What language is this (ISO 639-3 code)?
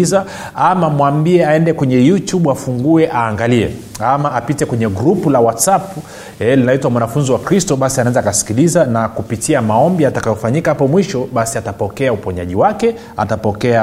swa